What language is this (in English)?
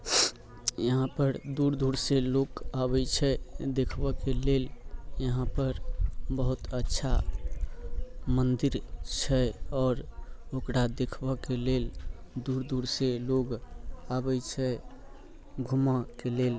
Maithili